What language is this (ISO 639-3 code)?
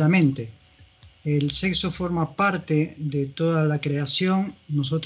spa